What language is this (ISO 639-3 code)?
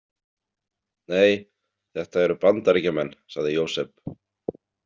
isl